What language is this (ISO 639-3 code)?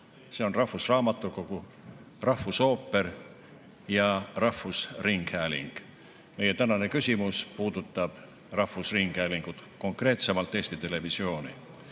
est